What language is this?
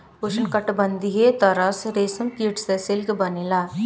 Bhojpuri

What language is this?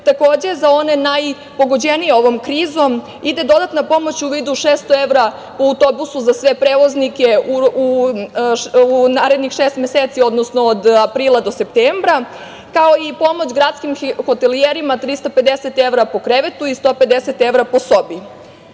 Serbian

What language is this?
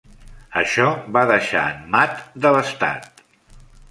Catalan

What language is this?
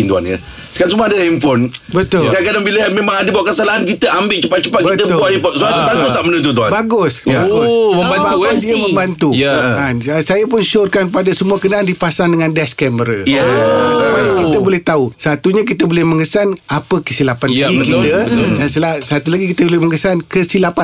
Malay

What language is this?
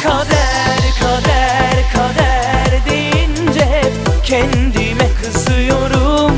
Turkish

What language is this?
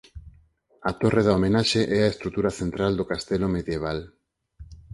Galician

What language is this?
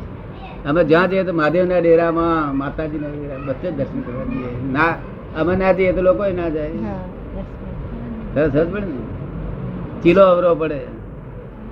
Gujarati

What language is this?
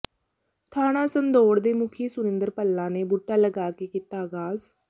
Punjabi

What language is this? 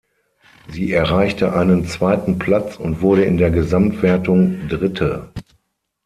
German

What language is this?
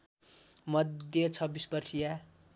Nepali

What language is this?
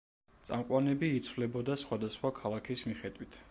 Georgian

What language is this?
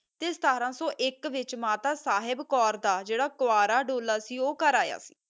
Punjabi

